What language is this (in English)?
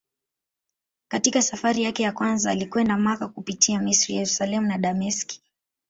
Swahili